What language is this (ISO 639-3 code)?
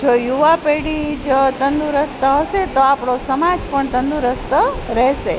guj